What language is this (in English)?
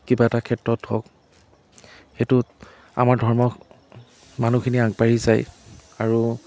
Assamese